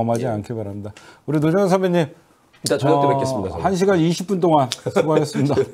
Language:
Korean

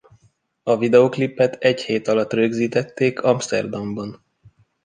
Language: Hungarian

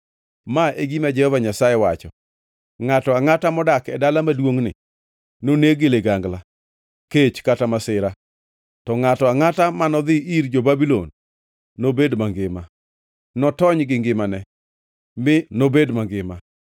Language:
Luo (Kenya and Tanzania)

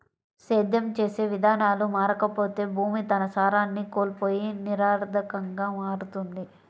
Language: Telugu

